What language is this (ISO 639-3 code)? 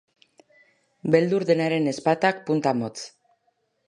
eus